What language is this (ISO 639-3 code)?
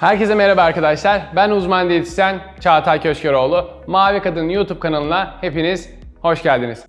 tur